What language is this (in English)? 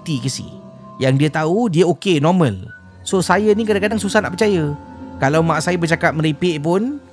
Malay